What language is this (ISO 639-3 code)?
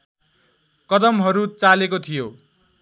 nep